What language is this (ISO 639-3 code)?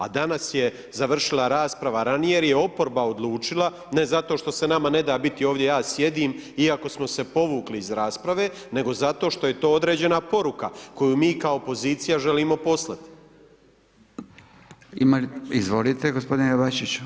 hrv